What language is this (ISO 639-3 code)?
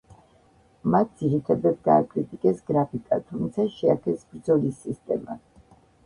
kat